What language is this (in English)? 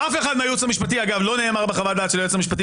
Hebrew